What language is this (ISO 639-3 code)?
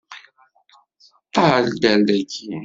kab